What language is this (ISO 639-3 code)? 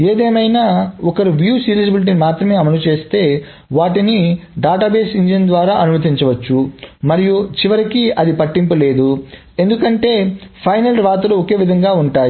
tel